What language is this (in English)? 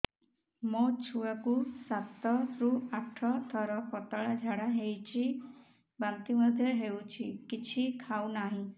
Odia